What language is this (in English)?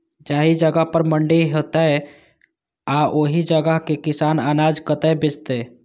Maithili